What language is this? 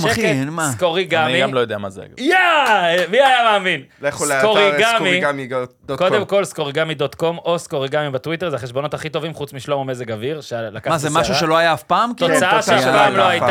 Hebrew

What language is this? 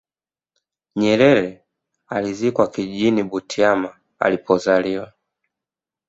Swahili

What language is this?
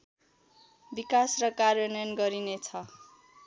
Nepali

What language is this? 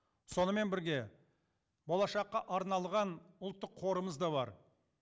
Kazakh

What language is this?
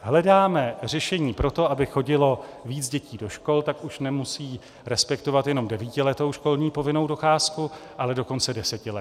Czech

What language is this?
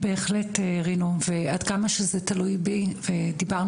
Hebrew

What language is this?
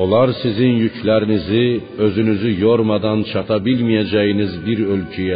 Persian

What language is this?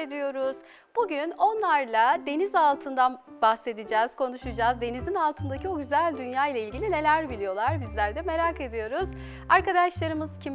Turkish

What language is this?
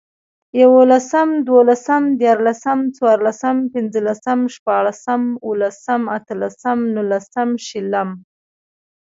Pashto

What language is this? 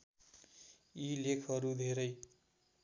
Nepali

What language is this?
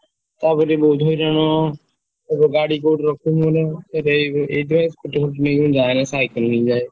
Odia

